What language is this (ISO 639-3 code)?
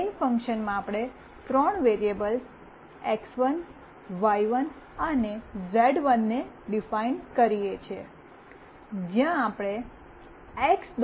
guj